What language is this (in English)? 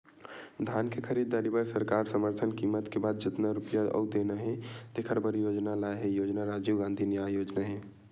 Chhattisgarhi